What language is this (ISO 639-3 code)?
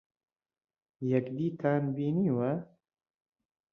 ckb